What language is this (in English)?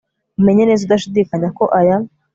Kinyarwanda